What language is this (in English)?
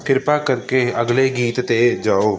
Punjabi